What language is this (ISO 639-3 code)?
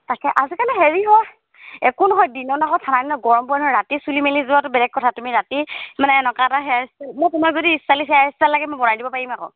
asm